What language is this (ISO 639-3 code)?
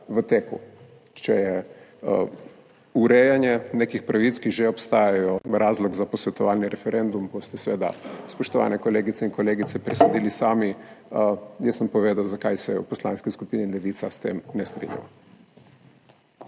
slv